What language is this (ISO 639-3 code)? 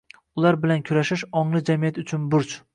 uzb